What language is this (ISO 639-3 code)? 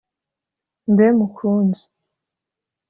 kin